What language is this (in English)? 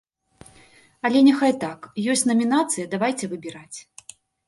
Belarusian